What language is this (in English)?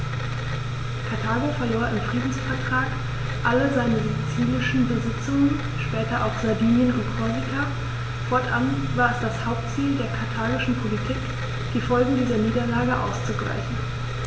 German